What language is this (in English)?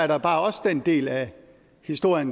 Danish